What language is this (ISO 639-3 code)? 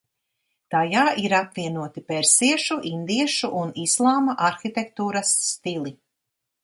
lav